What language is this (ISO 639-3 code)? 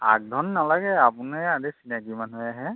asm